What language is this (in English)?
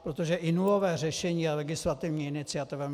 Czech